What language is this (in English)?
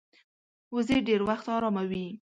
Pashto